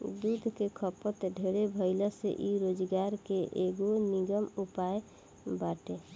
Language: Bhojpuri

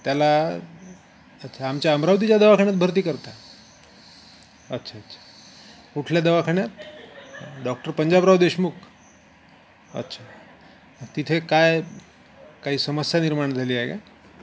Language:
Marathi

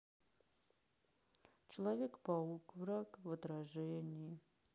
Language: Russian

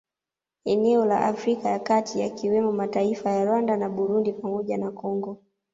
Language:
Swahili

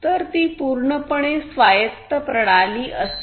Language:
Marathi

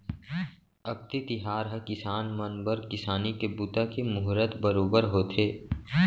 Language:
Chhattisgarhi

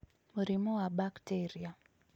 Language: Kikuyu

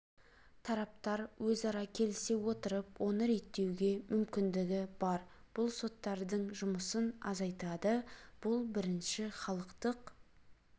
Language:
Kazakh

